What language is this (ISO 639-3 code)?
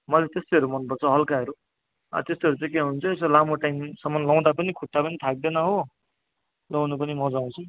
nep